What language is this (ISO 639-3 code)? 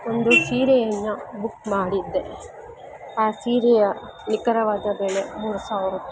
kan